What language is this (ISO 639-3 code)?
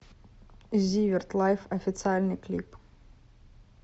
rus